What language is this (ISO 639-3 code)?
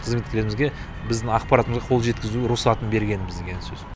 kaz